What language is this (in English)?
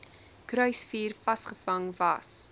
Afrikaans